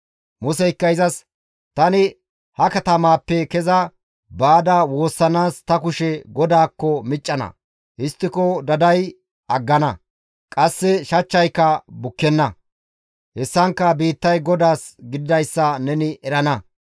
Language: Gamo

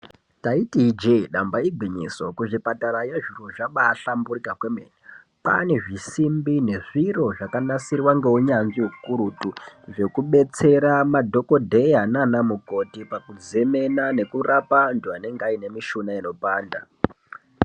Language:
Ndau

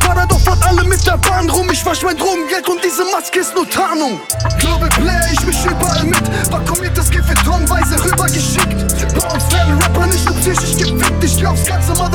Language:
German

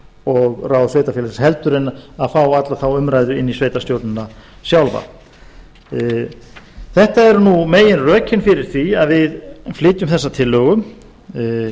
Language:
Icelandic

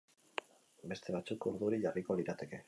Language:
Basque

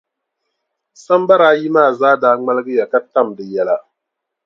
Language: Dagbani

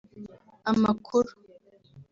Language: Kinyarwanda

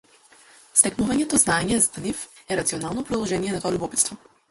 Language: Macedonian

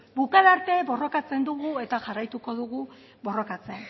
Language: Basque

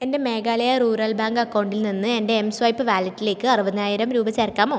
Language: Malayalam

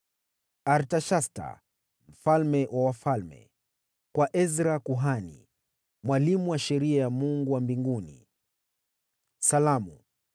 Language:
Swahili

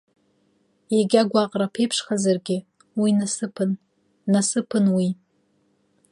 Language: Abkhazian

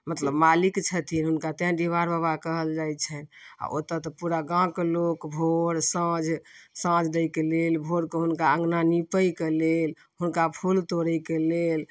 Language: Maithili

